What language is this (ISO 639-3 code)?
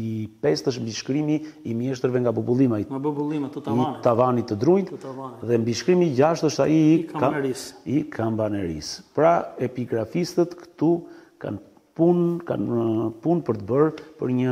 ron